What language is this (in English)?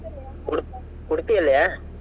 Kannada